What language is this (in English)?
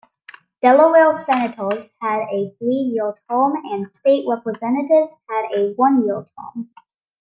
English